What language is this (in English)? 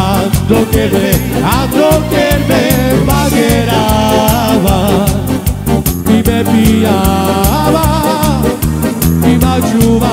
Arabic